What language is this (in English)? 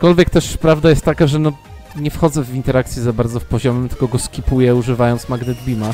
Polish